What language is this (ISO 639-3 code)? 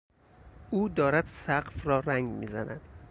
fas